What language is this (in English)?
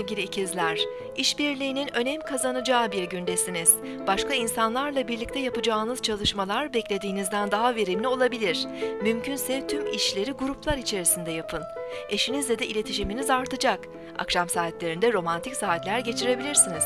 Turkish